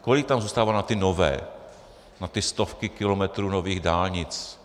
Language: Czech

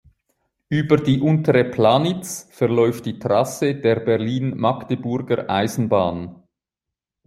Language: German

